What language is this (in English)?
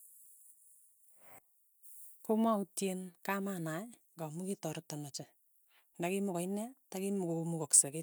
Tugen